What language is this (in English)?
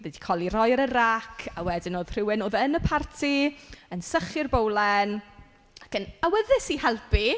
Welsh